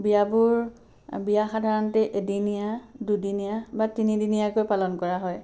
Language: Assamese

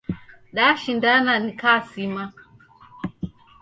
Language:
Taita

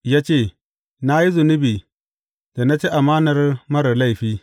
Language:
Hausa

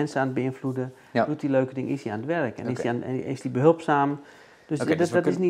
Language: Dutch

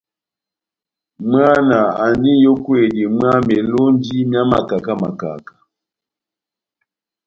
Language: Batanga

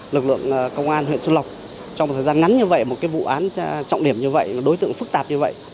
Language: Vietnamese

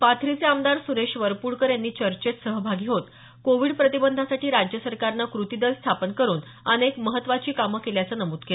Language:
Marathi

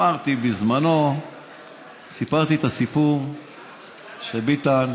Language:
Hebrew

